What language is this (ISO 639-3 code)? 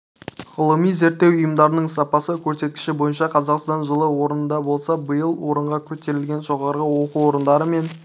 kaz